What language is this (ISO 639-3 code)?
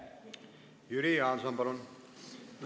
est